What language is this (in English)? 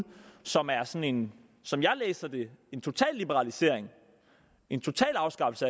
Danish